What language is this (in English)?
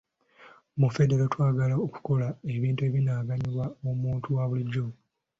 Ganda